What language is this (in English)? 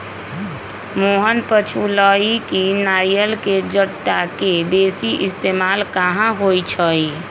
Magahi